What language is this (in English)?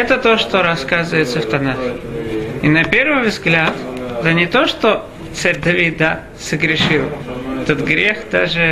Russian